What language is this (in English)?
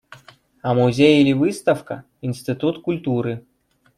Russian